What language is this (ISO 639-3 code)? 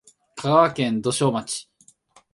jpn